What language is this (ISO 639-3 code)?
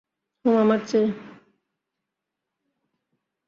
ben